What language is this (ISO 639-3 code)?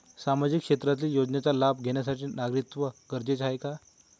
mar